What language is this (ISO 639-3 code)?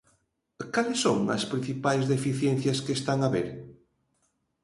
glg